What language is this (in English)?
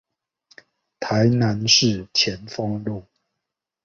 Chinese